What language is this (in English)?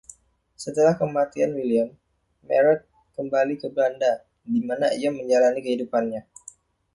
Indonesian